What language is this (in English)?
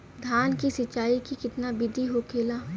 Bhojpuri